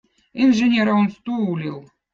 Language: Votic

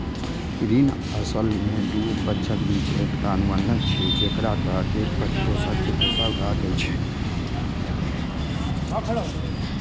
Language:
Maithili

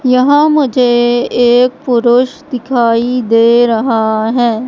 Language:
Hindi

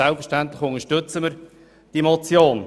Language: Swiss German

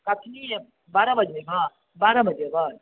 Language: Maithili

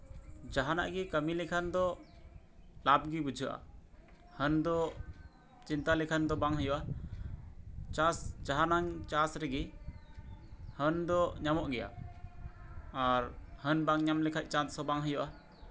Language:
Santali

